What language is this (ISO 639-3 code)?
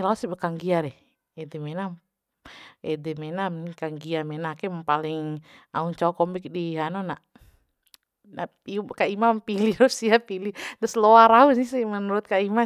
bhp